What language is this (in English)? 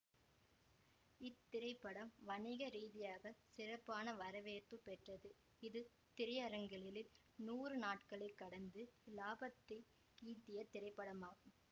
Tamil